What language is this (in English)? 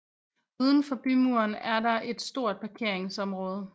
Danish